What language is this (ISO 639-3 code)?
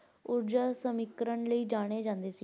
pan